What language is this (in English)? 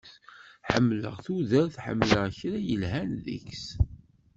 Kabyle